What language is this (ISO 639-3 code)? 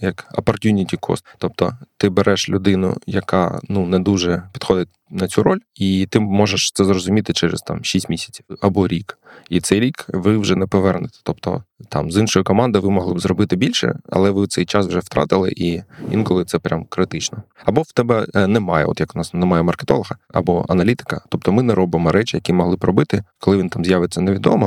ukr